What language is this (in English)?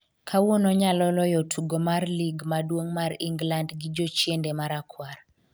Luo (Kenya and Tanzania)